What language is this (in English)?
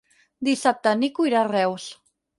Catalan